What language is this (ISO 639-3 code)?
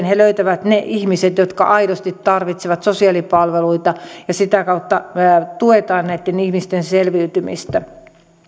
fin